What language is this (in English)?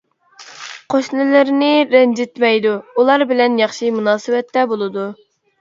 Uyghur